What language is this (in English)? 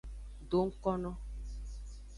Aja (Benin)